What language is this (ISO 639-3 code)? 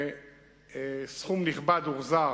heb